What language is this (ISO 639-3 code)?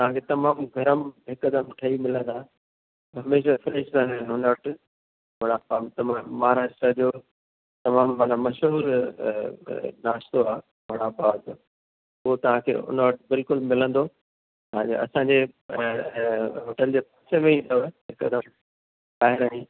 snd